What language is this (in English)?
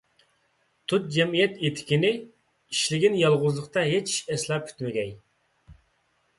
Uyghur